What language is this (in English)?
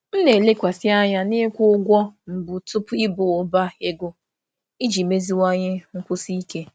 Igbo